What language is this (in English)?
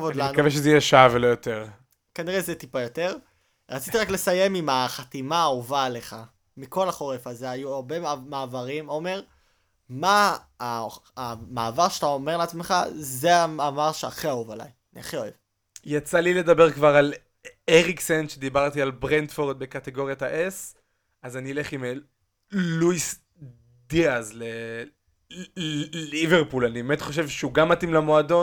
Hebrew